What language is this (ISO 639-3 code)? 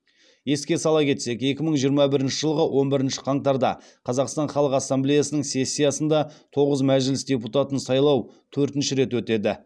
kaz